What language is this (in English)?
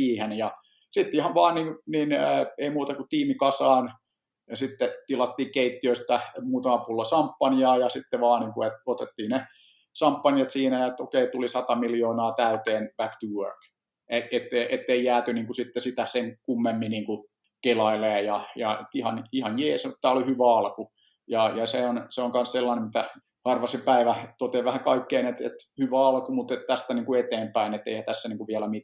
Finnish